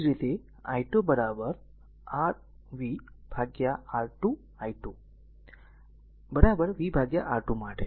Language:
Gujarati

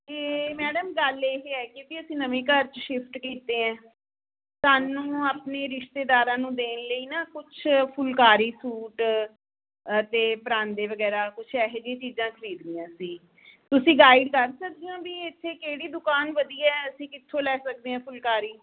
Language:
Punjabi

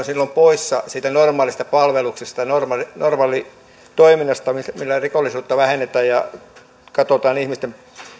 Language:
Finnish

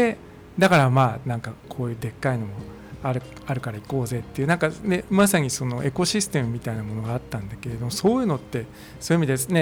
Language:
Japanese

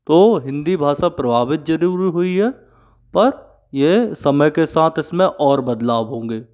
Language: Hindi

